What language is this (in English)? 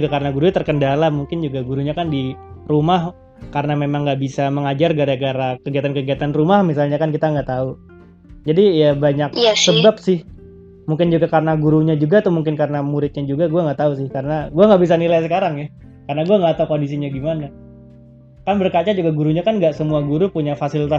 Indonesian